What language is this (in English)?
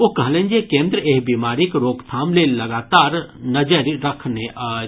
Maithili